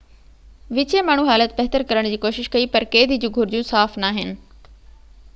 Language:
Sindhi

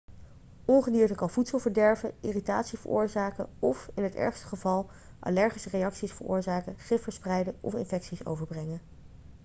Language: Dutch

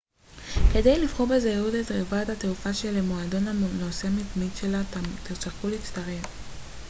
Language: Hebrew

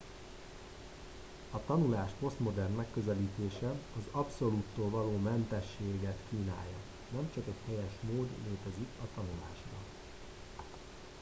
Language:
Hungarian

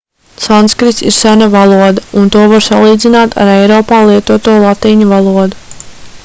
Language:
Latvian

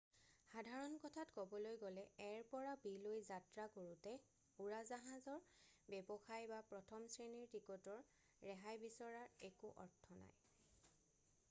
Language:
Assamese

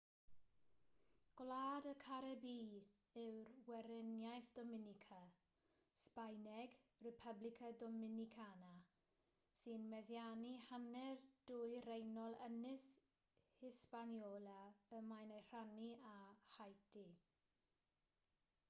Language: Welsh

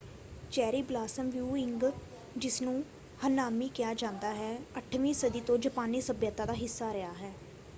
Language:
Punjabi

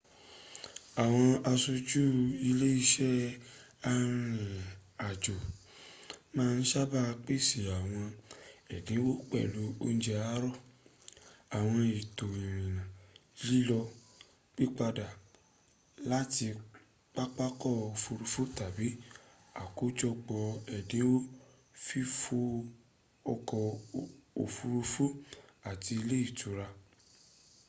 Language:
Yoruba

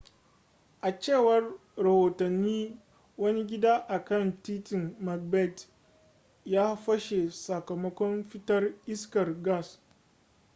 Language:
Hausa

